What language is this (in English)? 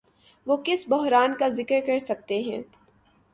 Urdu